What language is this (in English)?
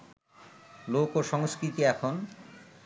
Bangla